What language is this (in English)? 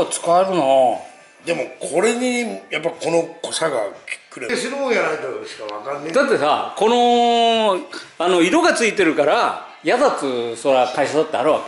Japanese